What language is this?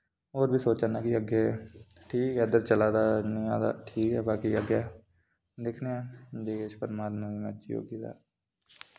Dogri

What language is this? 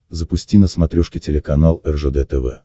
Russian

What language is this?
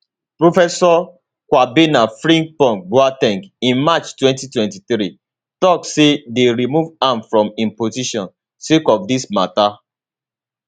Nigerian Pidgin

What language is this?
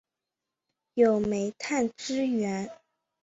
Chinese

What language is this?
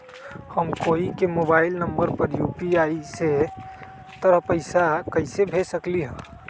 Magahi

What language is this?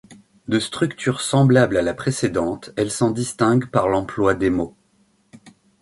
French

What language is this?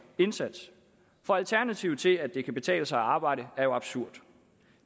Danish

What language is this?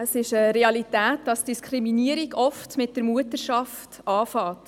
Swiss German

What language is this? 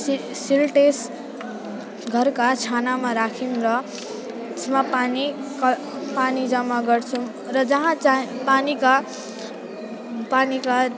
Nepali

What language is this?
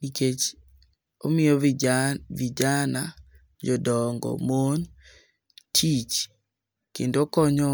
Luo (Kenya and Tanzania)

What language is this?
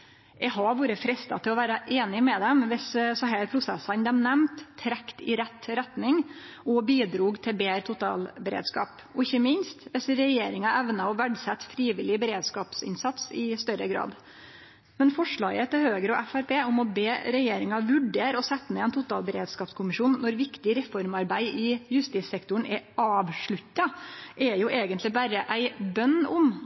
Norwegian Nynorsk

